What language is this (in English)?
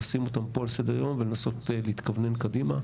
Hebrew